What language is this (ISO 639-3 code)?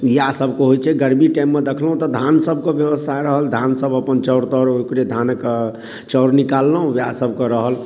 mai